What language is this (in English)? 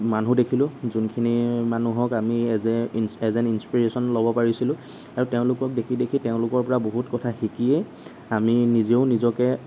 Assamese